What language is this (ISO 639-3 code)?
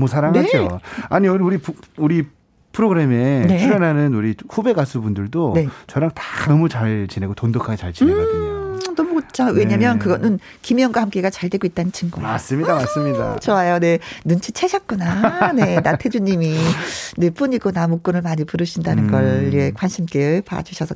kor